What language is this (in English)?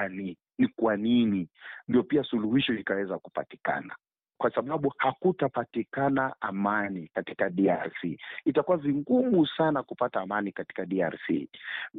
Swahili